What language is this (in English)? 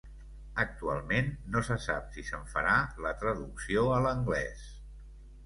Catalan